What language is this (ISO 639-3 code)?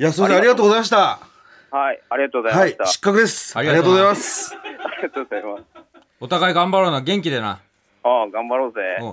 jpn